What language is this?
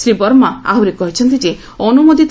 Odia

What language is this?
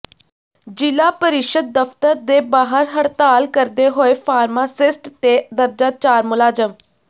Punjabi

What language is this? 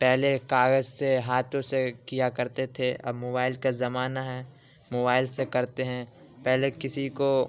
Urdu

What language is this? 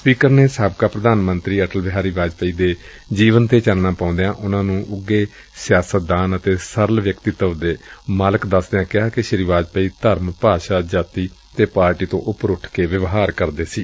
Punjabi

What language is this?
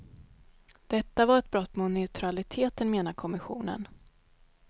Swedish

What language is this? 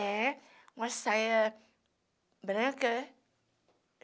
Portuguese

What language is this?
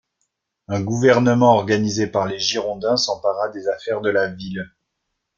French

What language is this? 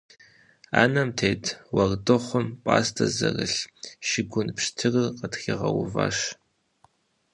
Kabardian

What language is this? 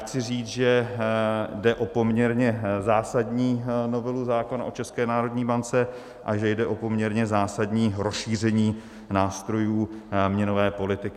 Czech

